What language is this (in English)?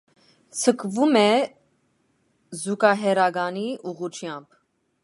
Armenian